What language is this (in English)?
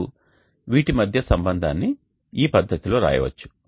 Telugu